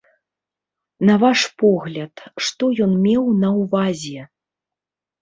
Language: Belarusian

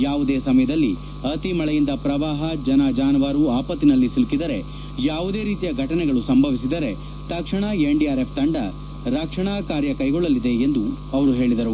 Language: Kannada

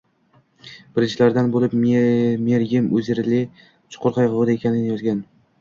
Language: Uzbek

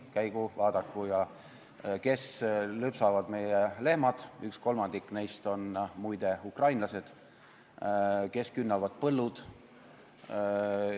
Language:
Estonian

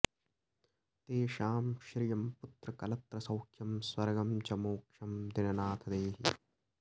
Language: Sanskrit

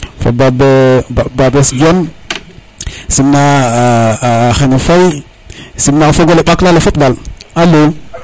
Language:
Serer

